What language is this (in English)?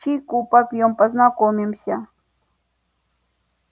Russian